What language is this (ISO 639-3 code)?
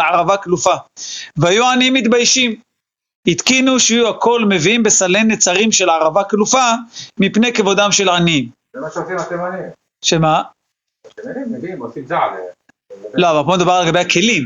heb